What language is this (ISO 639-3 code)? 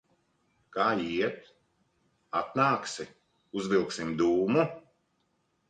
lav